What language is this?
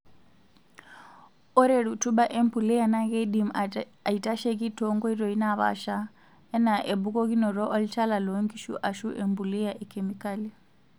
Masai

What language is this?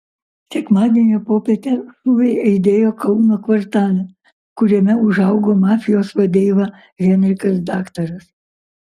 Lithuanian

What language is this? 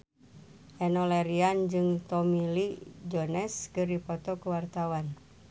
Sundanese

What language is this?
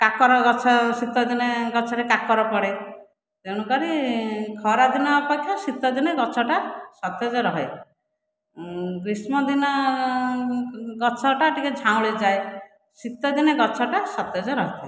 Odia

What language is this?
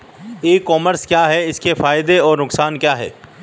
Hindi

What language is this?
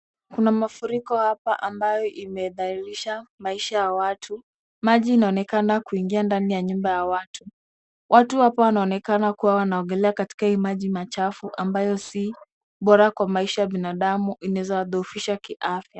Swahili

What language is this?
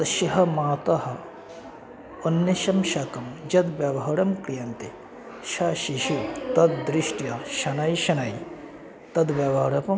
Sanskrit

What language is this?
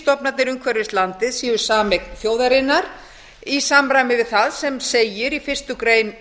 Icelandic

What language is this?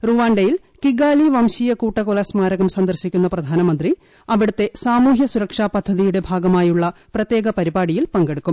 Malayalam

